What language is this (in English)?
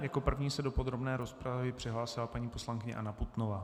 Czech